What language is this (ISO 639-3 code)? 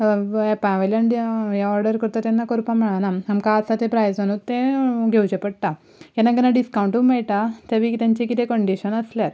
kok